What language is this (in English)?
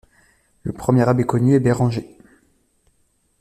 French